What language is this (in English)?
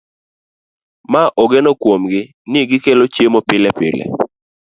Luo (Kenya and Tanzania)